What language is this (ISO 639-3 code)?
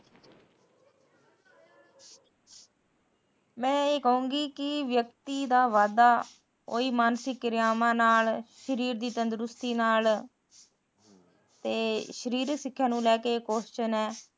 pan